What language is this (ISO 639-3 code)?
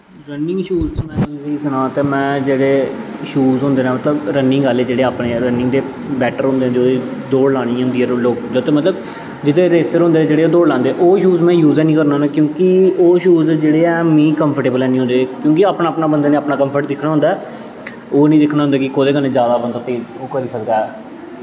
doi